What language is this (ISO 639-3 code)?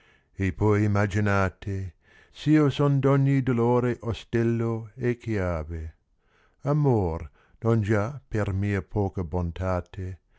ita